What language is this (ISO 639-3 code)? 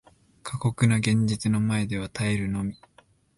jpn